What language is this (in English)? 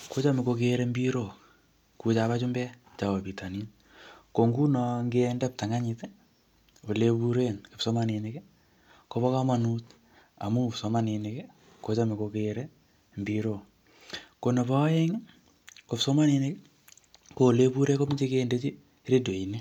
Kalenjin